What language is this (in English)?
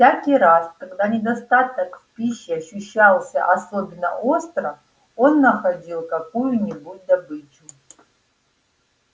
Russian